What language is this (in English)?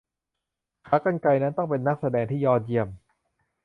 Thai